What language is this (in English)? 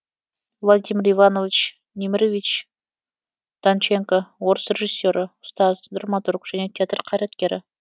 Kazakh